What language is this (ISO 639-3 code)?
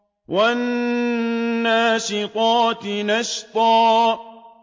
ara